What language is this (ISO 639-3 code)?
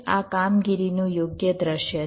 guj